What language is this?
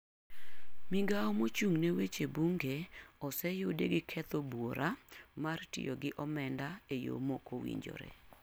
Luo (Kenya and Tanzania)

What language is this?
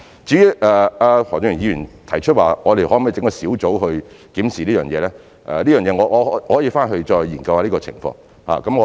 Cantonese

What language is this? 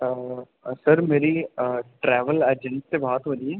Dogri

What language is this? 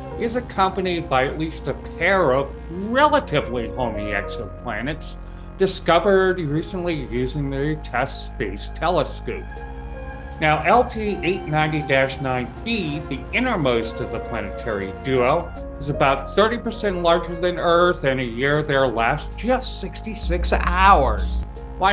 English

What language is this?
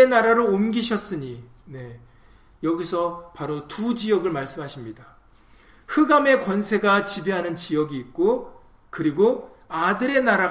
Korean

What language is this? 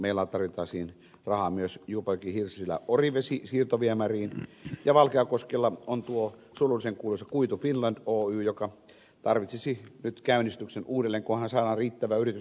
Finnish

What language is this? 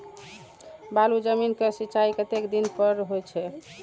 Maithili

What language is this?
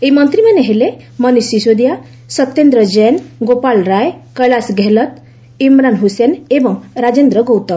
Odia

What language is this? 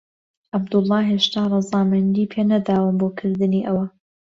Central Kurdish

